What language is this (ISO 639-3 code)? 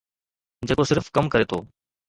snd